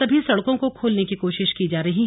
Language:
Hindi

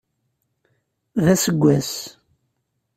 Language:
Kabyle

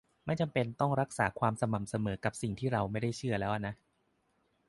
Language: Thai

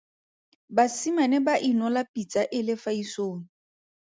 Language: Tswana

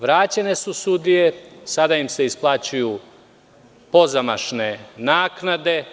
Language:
Serbian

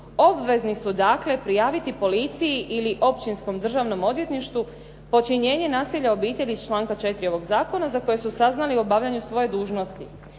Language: Croatian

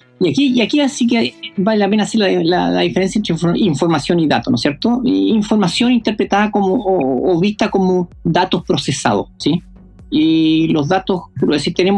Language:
Spanish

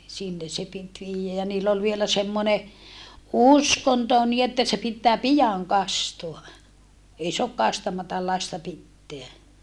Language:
Finnish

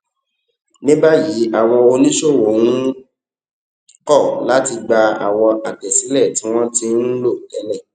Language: Yoruba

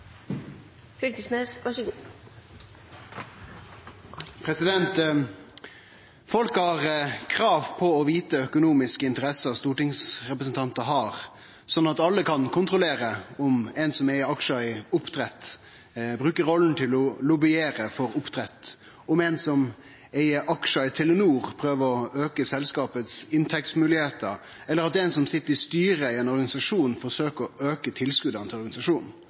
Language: Norwegian Nynorsk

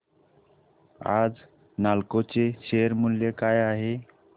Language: Marathi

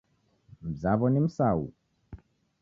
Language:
Taita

